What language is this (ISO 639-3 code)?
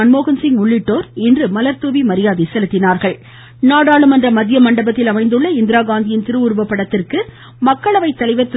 tam